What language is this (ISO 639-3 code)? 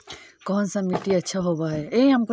mag